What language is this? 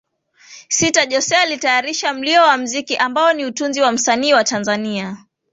Swahili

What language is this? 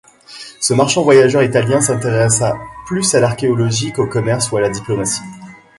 French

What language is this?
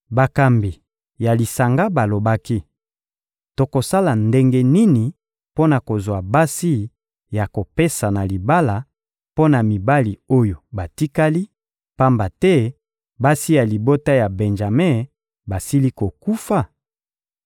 Lingala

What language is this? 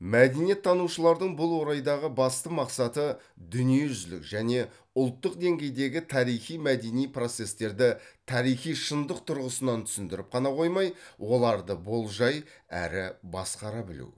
Kazakh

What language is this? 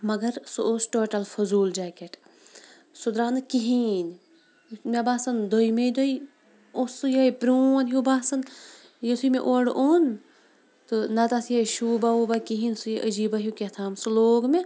Kashmiri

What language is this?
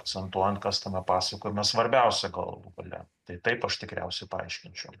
Lithuanian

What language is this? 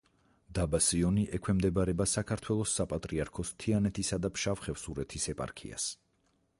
Georgian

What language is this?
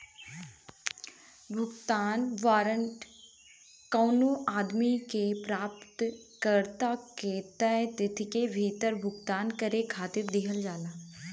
Bhojpuri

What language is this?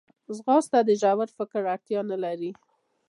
Pashto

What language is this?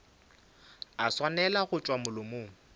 Northern Sotho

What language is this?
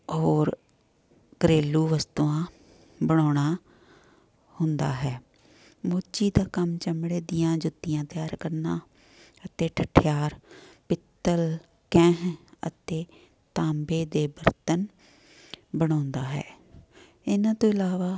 Punjabi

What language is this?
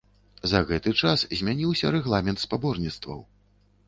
Belarusian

